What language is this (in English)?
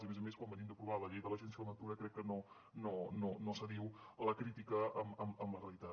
Catalan